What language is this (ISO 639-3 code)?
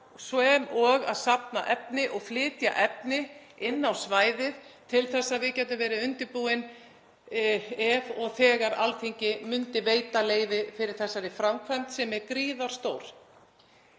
isl